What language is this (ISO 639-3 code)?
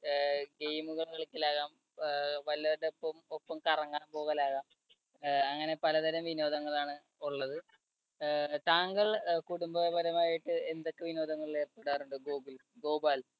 mal